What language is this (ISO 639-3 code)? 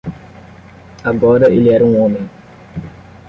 por